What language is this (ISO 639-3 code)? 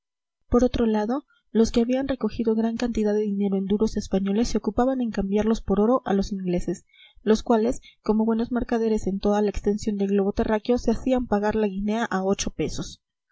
spa